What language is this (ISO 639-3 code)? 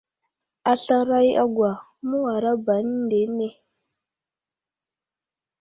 udl